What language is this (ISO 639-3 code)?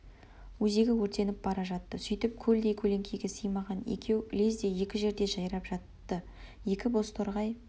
kaz